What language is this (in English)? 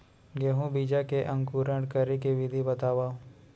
Chhattisgarhi